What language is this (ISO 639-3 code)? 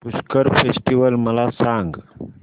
mar